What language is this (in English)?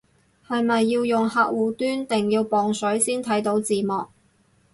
Cantonese